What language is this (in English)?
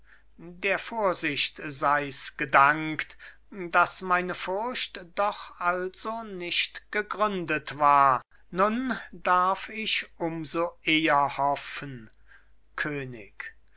German